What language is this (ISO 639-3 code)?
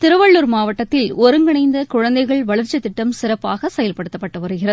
tam